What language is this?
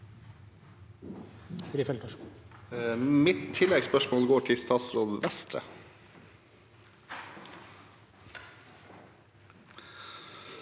Norwegian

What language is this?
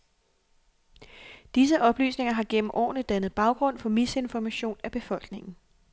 Danish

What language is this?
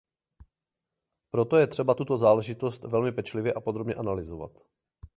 Czech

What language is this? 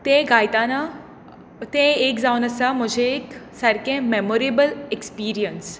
Konkani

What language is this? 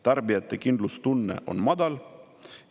Estonian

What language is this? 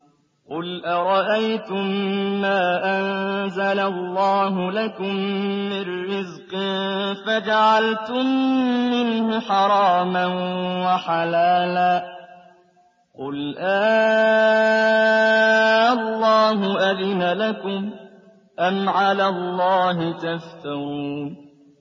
Arabic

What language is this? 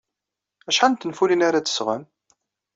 Kabyle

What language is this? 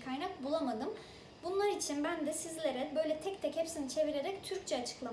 Turkish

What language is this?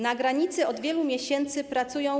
Polish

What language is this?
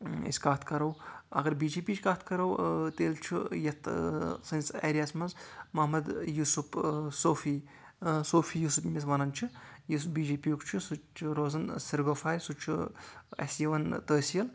Kashmiri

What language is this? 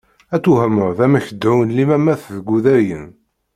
Kabyle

